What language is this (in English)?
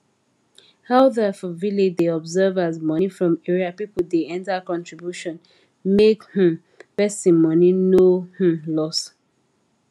Nigerian Pidgin